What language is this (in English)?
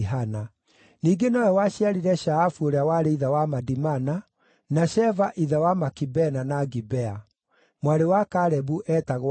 Kikuyu